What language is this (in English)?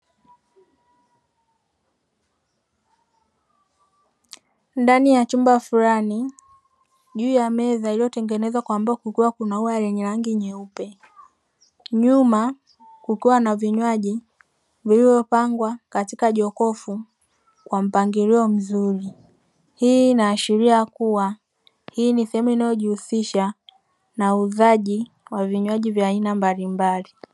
Swahili